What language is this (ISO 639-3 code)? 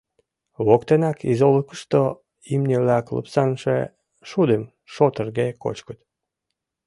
chm